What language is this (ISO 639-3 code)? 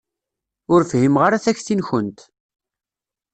kab